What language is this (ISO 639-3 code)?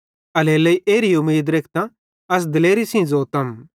bhd